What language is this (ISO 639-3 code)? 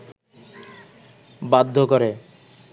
ben